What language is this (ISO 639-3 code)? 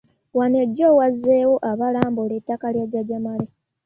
lug